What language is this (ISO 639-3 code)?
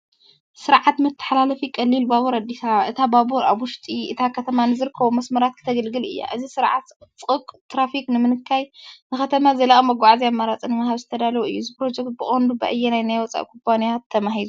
tir